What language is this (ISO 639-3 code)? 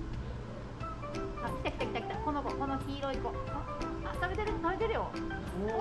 jpn